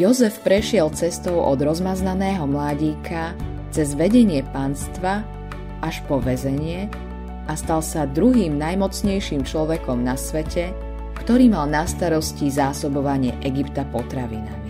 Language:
Slovak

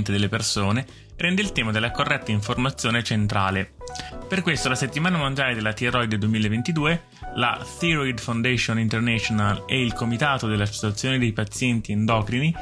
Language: Italian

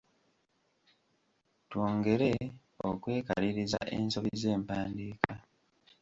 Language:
Ganda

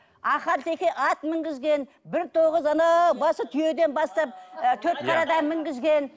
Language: Kazakh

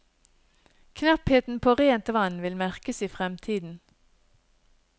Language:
Norwegian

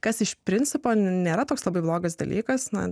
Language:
Lithuanian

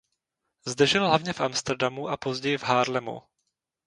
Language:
Czech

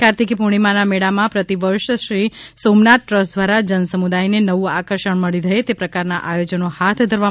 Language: Gujarati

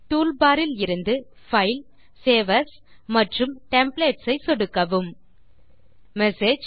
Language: Tamil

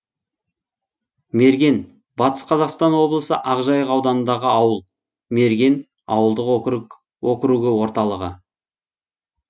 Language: Kazakh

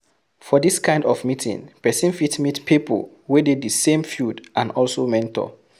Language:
Nigerian Pidgin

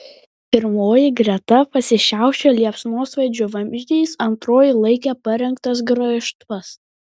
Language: Lithuanian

